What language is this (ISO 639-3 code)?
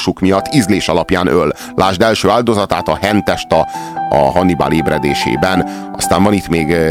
hun